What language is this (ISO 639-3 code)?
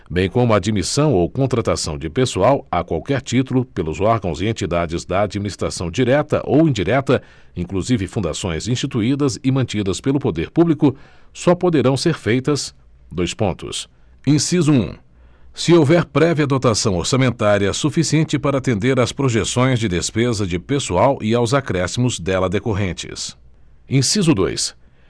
por